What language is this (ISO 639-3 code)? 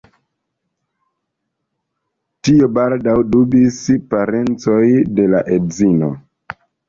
epo